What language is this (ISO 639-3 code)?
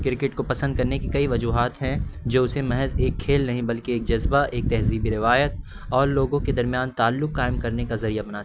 urd